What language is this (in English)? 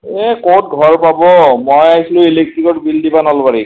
Assamese